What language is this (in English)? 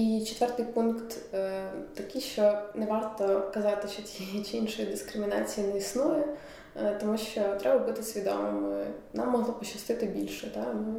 Ukrainian